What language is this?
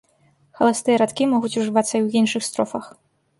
Belarusian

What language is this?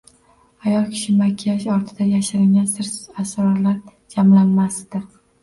Uzbek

